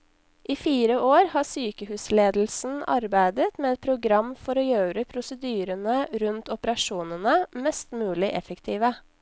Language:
Norwegian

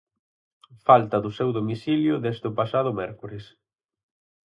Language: Galician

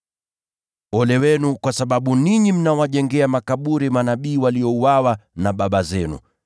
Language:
Swahili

